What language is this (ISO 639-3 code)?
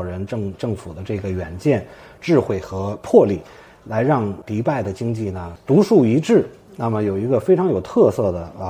zho